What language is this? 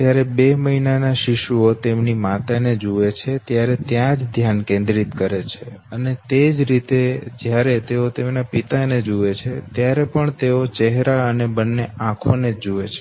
Gujarati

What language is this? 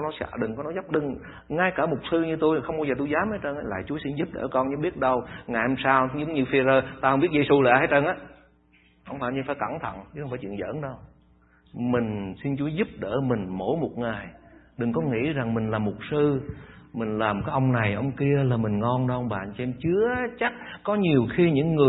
Vietnamese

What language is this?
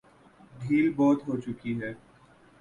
Urdu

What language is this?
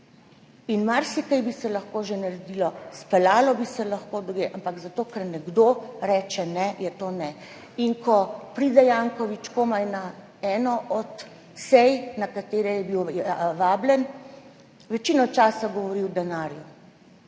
Slovenian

